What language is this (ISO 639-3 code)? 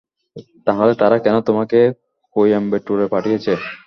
ben